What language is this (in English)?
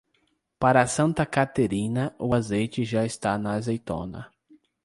Portuguese